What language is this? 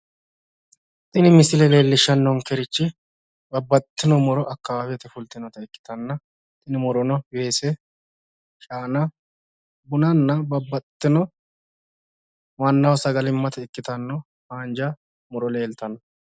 Sidamo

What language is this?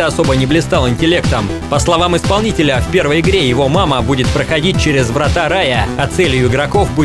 Russian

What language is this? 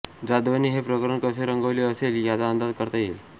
Marathi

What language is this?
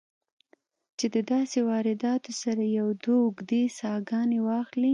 Pashto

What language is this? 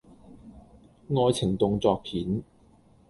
Cantonese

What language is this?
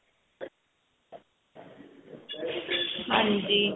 Punjabi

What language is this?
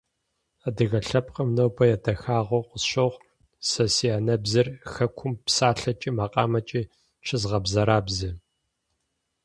Kabardian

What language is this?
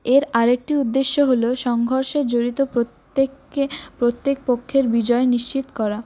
Bangla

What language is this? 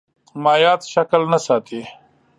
Pashto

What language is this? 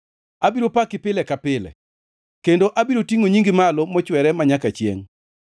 Luo (Kenya and Tanzania)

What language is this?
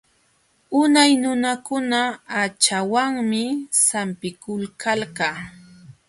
Jauja Wanca Quechua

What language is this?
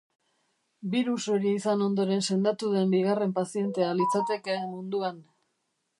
Basque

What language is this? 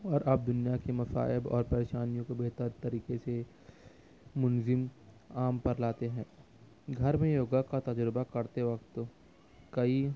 Urdu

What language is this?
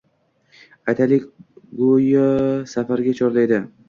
Uzbek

